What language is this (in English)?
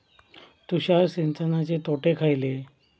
Marathi